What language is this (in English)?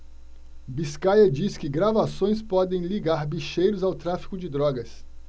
Portuguese